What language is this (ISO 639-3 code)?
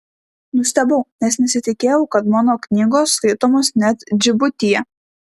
lit